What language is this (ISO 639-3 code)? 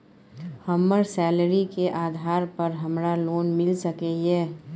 mai